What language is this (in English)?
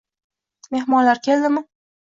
Uzbek